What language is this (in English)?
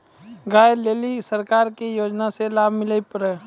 Maithili